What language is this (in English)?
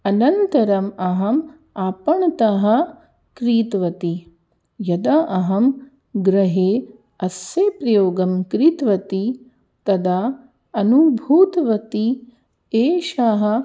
Sanskrit